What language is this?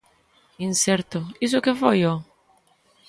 Galician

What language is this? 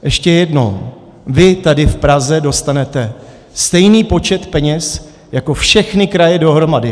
Czech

